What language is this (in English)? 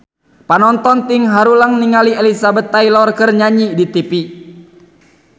Sundanese